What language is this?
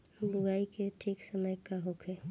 Bhojpuri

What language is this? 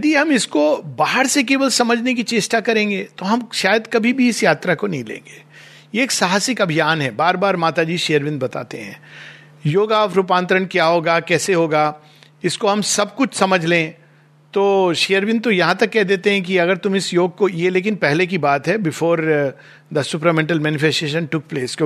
Hindi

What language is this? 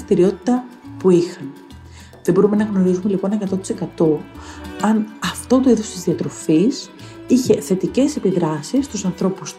Greek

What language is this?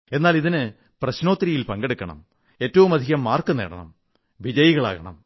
Malayalam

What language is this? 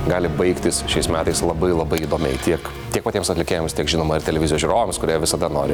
Lithuanian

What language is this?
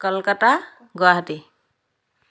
Assamese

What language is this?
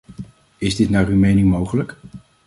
Dutch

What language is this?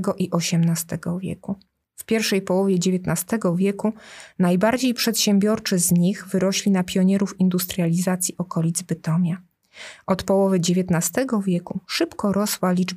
Polish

